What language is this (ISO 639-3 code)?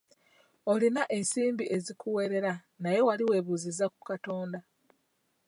lug